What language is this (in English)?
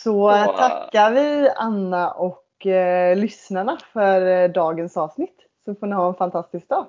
Swedish